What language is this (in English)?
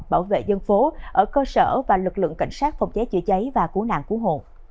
Vietnamese